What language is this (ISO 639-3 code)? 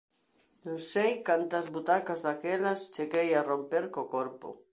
glg